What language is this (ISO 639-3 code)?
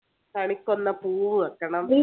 mal